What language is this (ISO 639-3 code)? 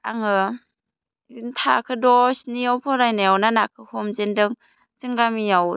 brx